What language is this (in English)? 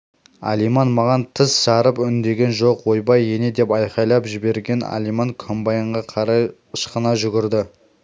Kazakh